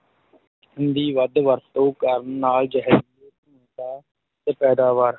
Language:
Punjabi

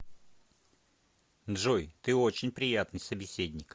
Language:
Russian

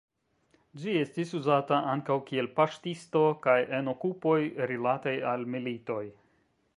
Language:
Esperanto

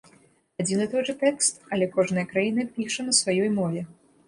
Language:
Belarusian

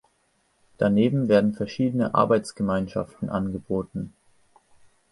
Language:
German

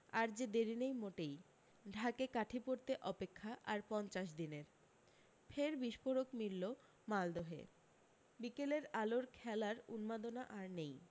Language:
Bangla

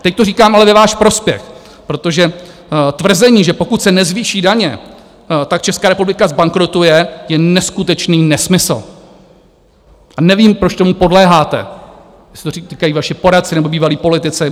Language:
Czech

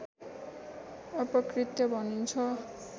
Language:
Nepali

